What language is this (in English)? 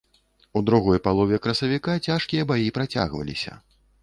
Belarusian